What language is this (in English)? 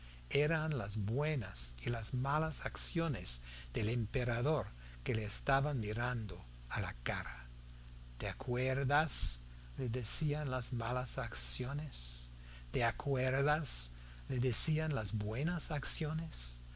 Spanish